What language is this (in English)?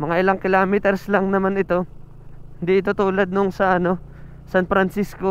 Filipino